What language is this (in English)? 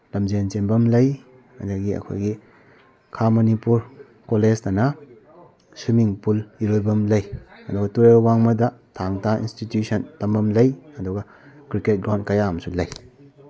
Manipuri